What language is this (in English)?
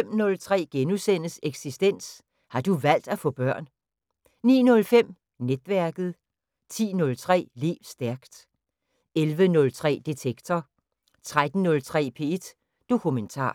Danish